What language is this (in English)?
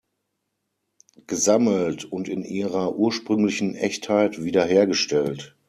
German